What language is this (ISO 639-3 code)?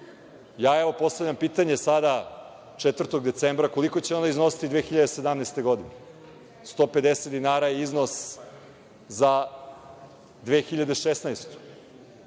srp